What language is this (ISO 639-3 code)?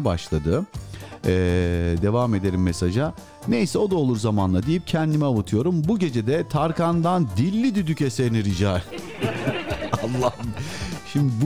tur